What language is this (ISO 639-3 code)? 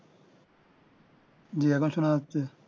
ben